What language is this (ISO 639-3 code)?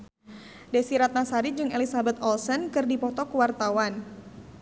sun